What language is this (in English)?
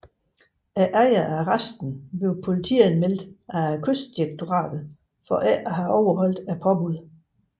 Danish